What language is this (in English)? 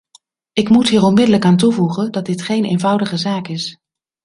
Dutch